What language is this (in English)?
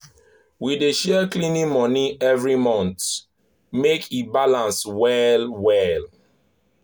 Nigerian Pidgin